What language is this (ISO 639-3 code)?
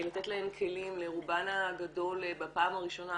heb